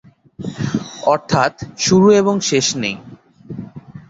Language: Bangla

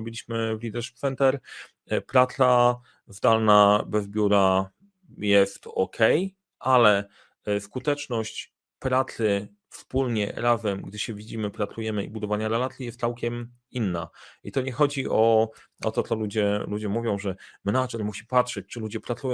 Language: Polish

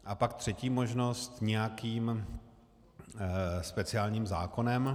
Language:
Czech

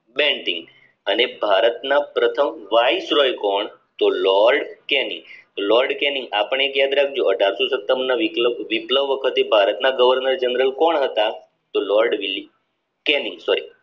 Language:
Gujarati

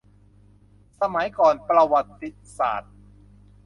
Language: Thai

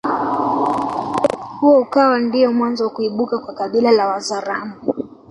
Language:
Swahili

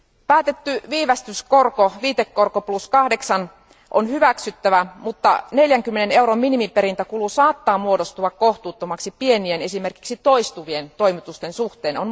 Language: Finnish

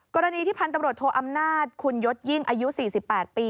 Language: Thai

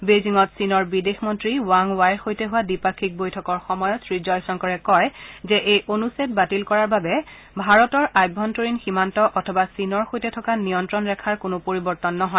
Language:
Assamese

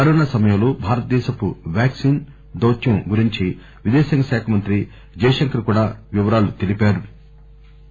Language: Telugu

